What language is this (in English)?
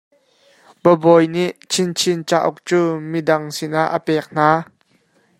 Hakha Chin